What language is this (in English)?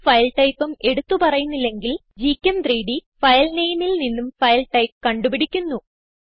Malayalam